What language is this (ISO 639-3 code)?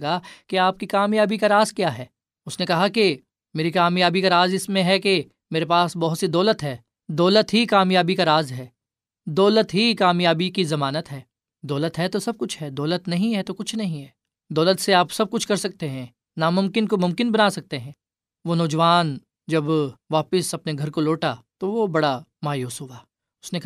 urd